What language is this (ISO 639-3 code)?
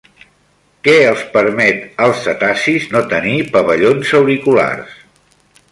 cat